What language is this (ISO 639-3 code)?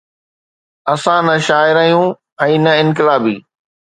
snd